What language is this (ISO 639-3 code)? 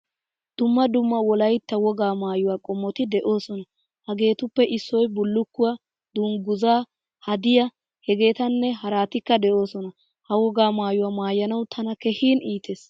wal